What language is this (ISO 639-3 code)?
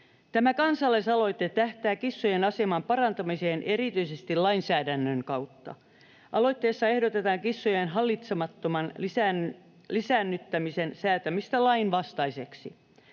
fin